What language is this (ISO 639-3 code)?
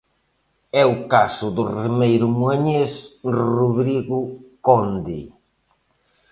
glg